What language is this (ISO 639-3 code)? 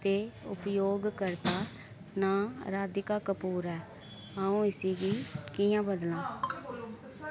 doi